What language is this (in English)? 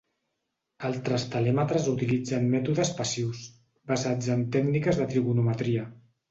Catalan